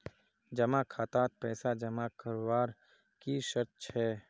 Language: Magahi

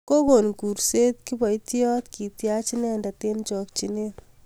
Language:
Kalenjin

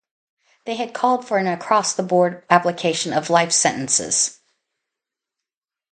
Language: English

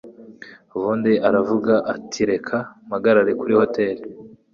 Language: Kinyarwanda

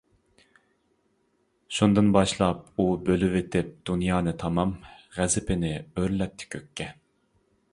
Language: Uyghur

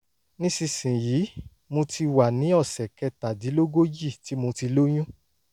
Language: Yoruba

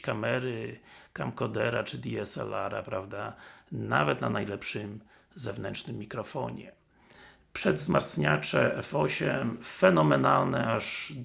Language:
Polish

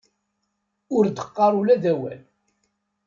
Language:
Kabyle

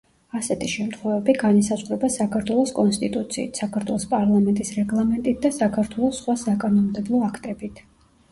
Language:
Georgian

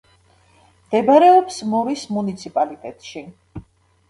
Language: Georgian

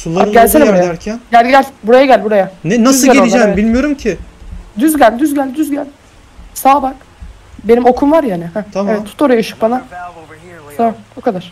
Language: Turkish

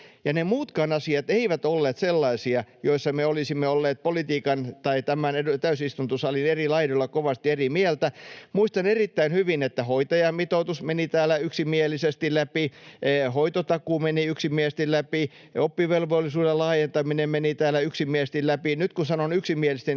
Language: Finnish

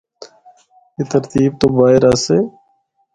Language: Northern Hindko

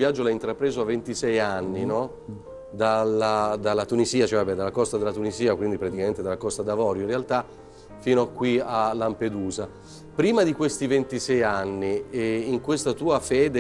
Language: Italian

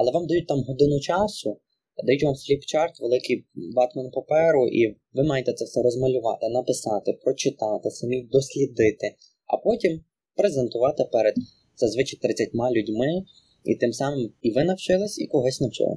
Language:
Ukrainian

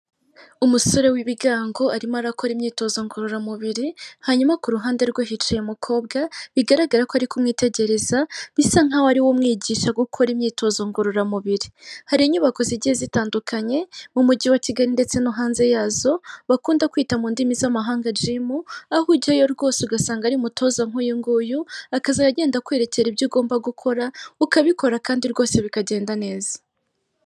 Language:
Kinyarwanda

